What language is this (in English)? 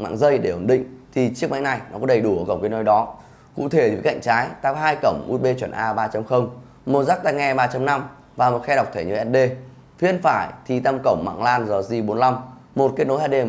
Vietnamese